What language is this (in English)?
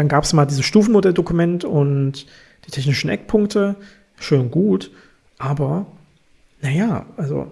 German